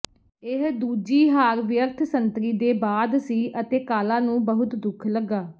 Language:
Punjabi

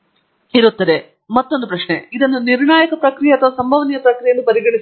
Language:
Kannada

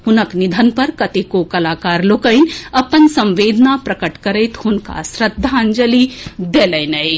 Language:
Maithili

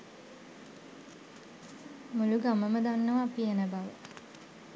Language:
Sinhala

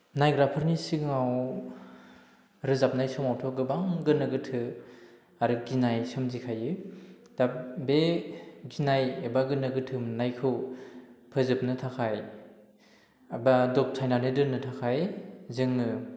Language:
Bodo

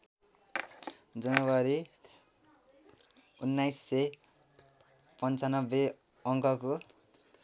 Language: Nepali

